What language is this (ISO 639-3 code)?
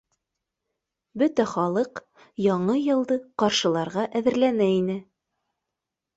bak